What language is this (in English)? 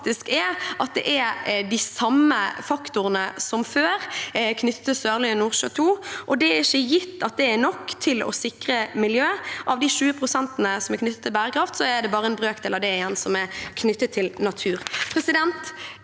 Norwegian